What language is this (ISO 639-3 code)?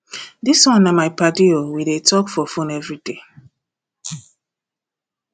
pcm